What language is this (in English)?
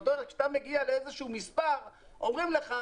Hebrew